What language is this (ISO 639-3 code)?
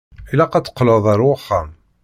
kab